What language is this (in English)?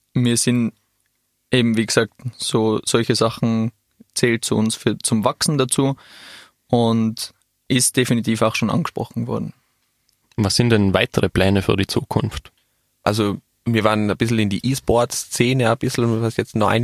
German